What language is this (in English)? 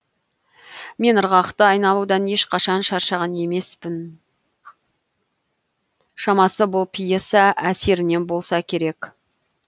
Kazakh